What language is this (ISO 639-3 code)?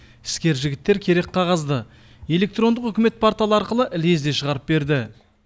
kaz